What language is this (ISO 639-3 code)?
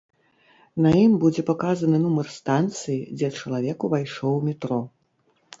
bel